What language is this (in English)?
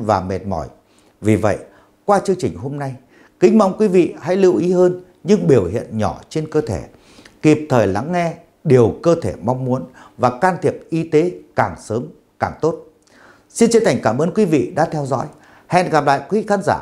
Vietnamese